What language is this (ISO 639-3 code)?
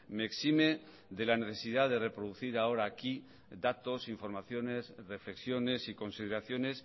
spa